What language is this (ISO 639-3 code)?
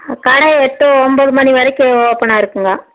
tam